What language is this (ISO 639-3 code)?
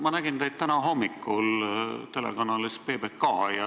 est